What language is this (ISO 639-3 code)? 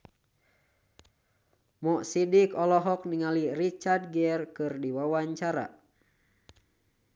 sun